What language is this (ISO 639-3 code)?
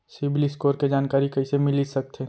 hne